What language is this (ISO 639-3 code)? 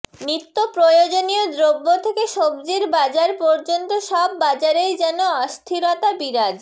ben